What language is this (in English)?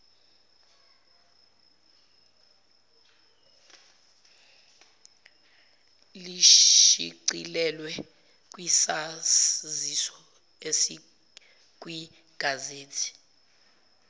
Zulu